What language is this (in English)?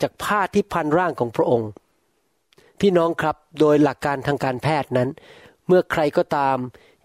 Thai